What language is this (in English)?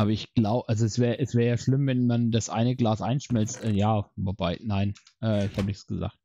German